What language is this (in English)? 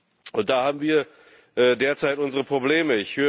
German